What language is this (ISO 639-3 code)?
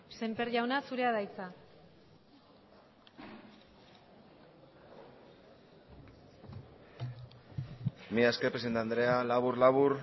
eus